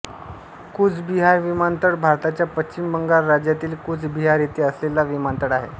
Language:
Marathi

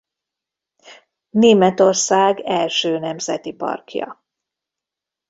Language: Hungarian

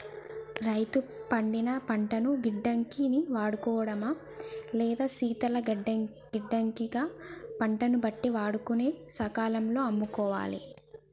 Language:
Telugu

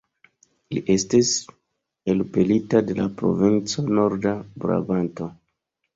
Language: Esperanto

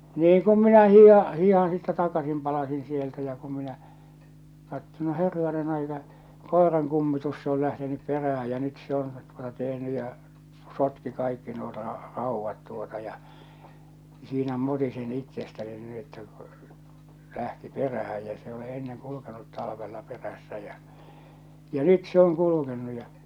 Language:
Finnish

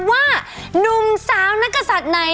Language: Thai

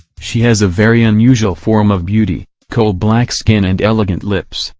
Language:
English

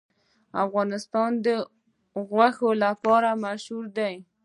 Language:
Pashto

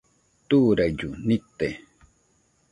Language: Nüpode Huitoto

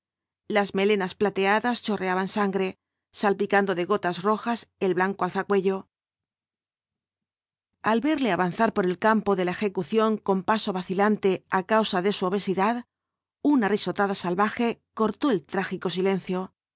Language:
Spanish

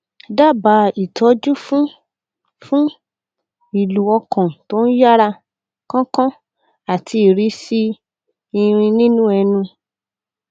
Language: Yoruba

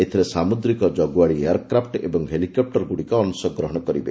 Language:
Odia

